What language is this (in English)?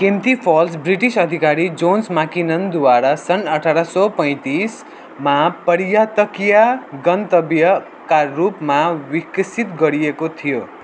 Nepali